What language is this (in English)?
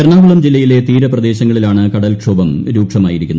Malayalam